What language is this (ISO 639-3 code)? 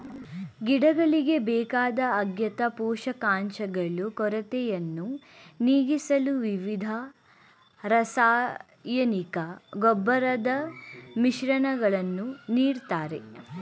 kan